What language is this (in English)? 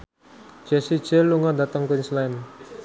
Javanese